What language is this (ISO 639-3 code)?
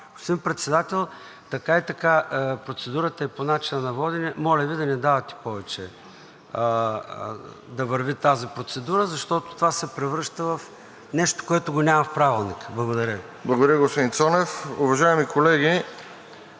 bul